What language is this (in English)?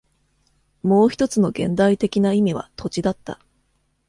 Japanese